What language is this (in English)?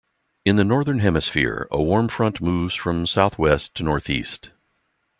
English